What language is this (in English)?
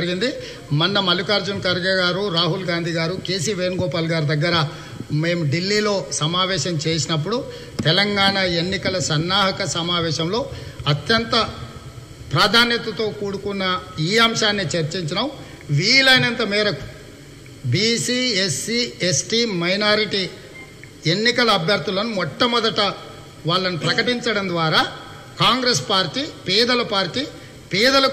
Telugu